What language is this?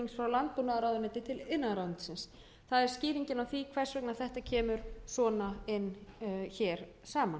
Icelandic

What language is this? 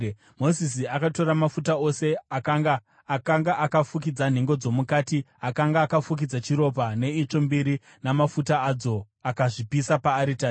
Shona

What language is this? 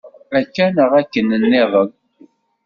Kabyle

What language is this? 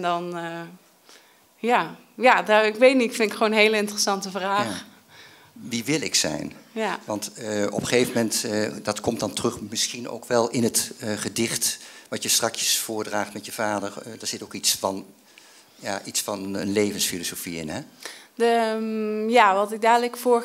Dutch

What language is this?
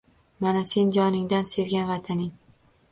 Uzbek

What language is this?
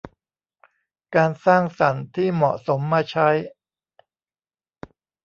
Thai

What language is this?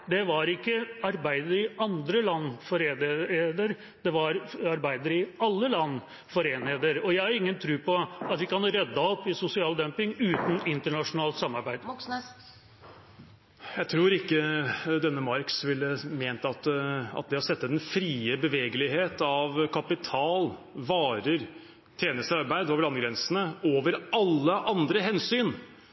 Norwegian Bokmål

